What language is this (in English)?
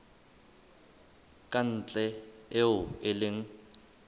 Southern Sotho